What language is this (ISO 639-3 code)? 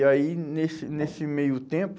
por